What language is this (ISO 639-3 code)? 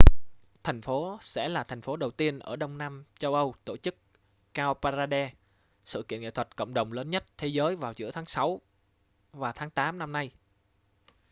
vie